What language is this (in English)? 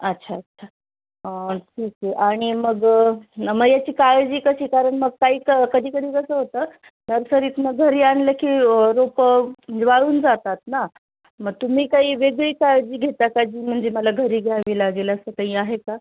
Marathi